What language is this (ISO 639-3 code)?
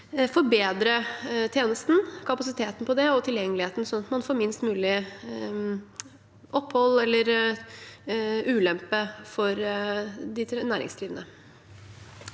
nor